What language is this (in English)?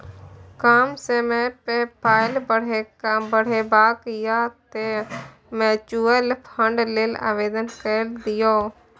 Maithili